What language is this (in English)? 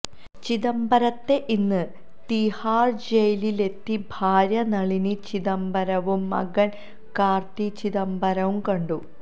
Malayalam